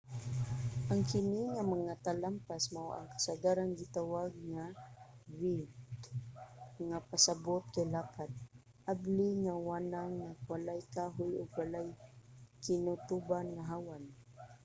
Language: Cebuano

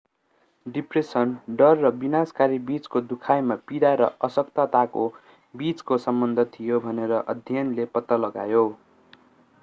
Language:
Nepali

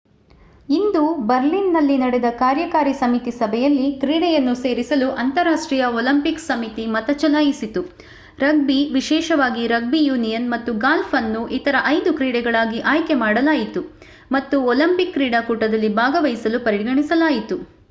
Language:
Kannada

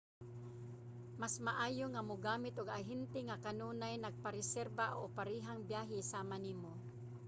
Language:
Cebuano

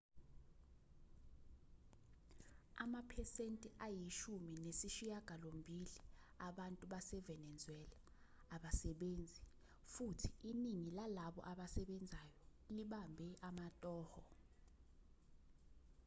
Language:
Zulu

